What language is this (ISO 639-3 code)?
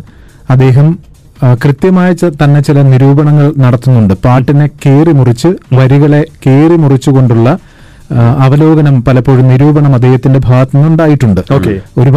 mal